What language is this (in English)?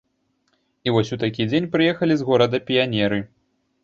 Belarusian